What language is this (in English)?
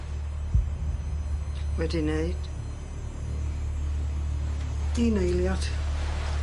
Welsh